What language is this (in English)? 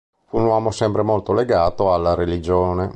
Italian